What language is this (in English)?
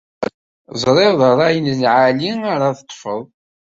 Kabyle